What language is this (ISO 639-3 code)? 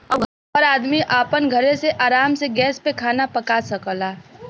bho